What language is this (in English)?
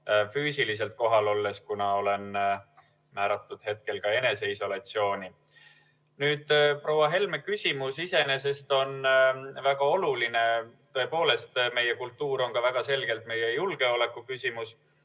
Estonian